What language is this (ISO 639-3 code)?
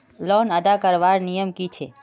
mag